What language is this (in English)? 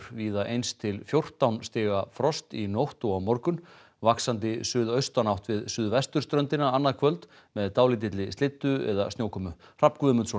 Icelandic